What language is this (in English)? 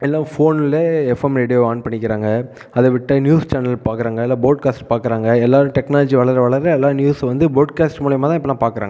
Tamil